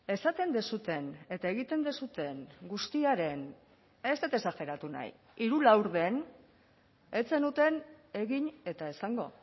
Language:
Basque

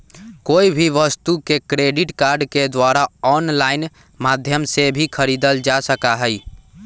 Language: Magahi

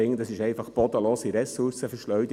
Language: Swiss German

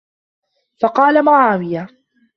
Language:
Arabic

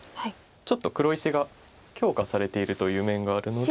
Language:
Japanese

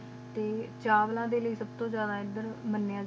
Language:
Punjabi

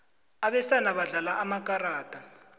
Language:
South Ndebele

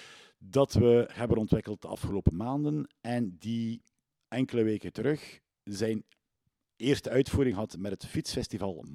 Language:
Dutch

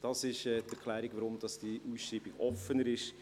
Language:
Swiss German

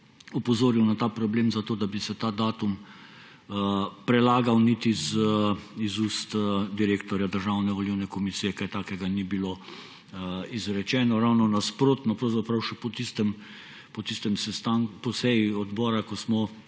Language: Slovenian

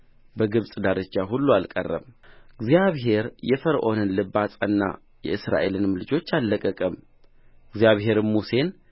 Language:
Amharic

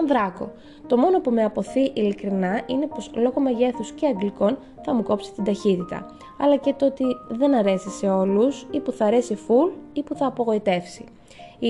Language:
Greek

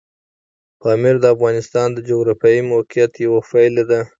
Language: Pashto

